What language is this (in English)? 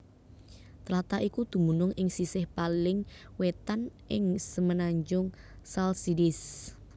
Javanese